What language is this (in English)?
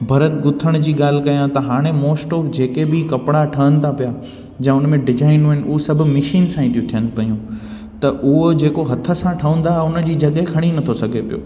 Sindhi